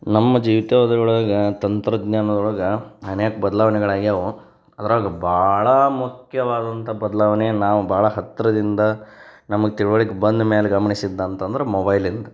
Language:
Kannada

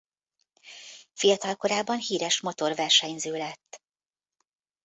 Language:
Hungarian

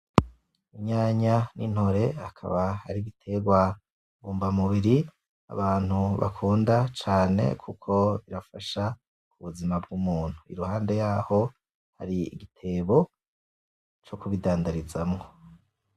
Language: Rundi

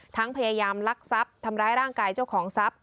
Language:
Thai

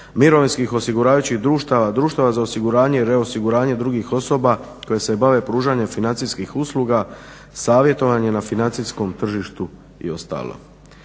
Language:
Croatian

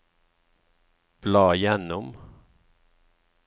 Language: Norwegian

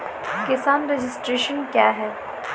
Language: Maithili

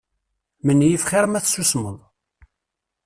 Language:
Kabyle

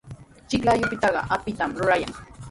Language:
Sihuas Ancash Quechua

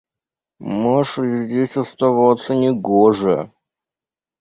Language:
Russian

